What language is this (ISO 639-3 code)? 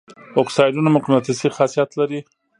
pus